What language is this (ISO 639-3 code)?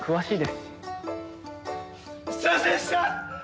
jpn